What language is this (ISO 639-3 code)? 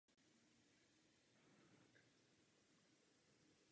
ces